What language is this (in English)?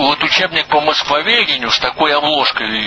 Russian